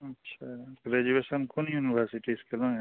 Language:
Maithili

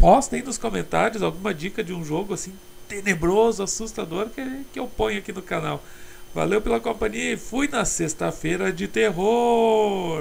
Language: Portuguese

